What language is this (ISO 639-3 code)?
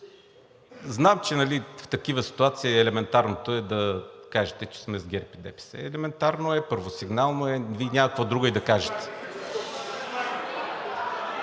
bul